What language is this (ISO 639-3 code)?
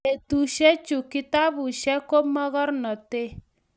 kln